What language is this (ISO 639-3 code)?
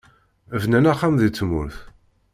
kab